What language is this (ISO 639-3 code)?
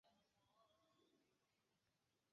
zho